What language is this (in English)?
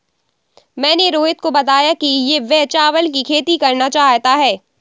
Hindi